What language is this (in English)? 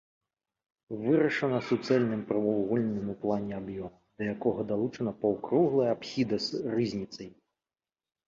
Belarusian